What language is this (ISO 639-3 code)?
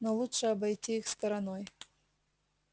rus